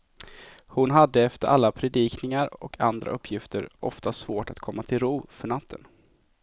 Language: Swedish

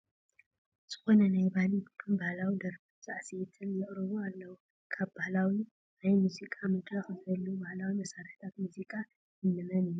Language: Tigrinya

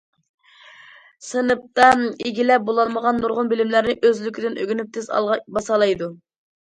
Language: Uyghur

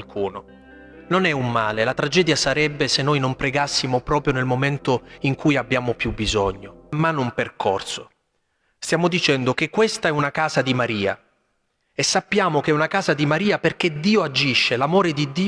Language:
Italian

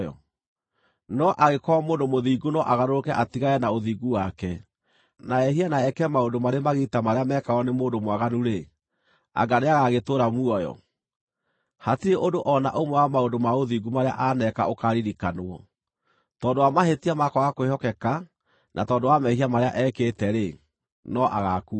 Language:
Kikuyu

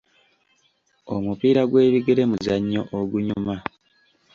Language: Ganda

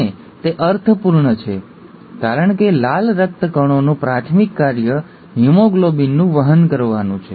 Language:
Gujarati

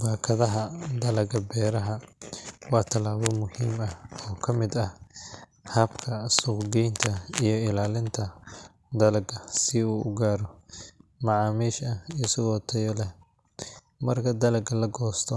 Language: Somali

